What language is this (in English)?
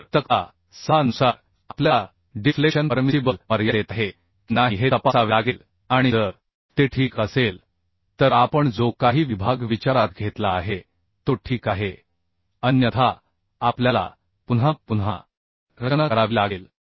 Marathi